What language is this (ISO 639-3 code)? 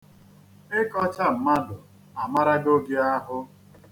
ibo